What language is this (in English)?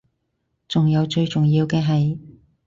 Cantonese